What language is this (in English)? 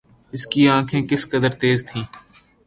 Urdu